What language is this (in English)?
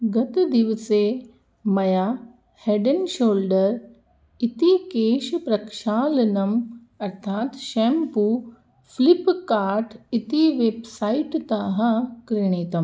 Sanskrit